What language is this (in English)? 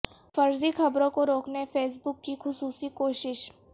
Urdu